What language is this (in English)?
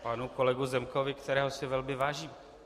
Czech